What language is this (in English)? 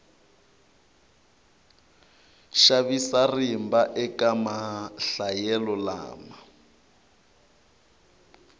Tsonga